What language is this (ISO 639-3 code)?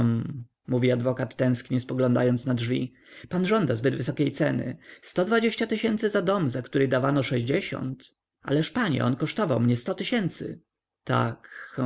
pol